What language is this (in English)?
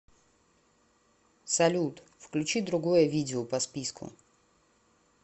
Russian